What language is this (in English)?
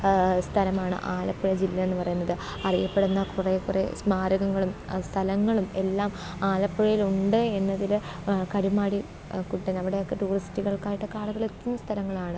Malayalam